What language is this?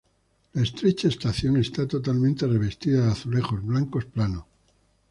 Spanish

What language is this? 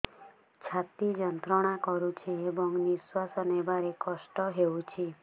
Odia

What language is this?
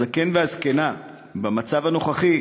Hebrew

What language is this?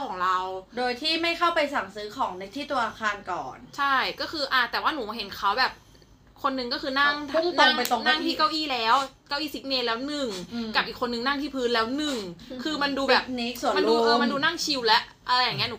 Thai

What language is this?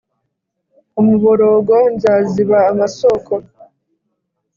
Kinyarwanda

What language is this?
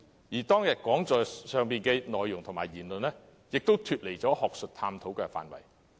Cantonese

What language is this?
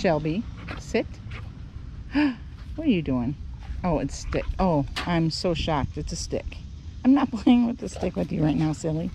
English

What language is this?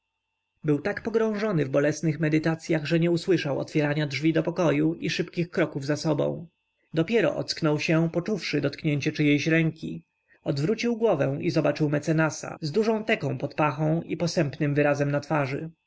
Polish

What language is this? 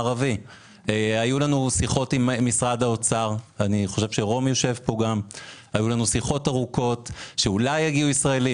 Hebrew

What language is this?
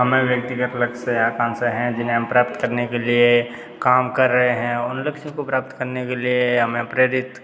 Hindi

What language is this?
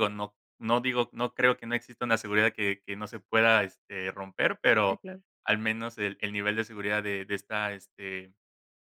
Spanish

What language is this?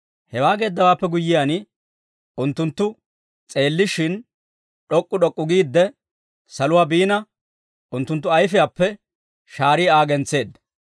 Dawro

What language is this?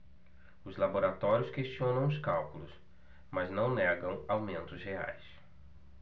Portuguese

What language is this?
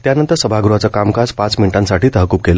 Marathi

